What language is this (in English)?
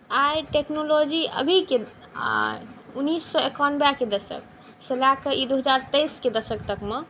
Maithili